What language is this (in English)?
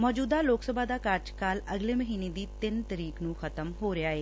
Punjabi